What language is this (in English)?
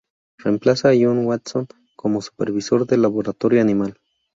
Spanish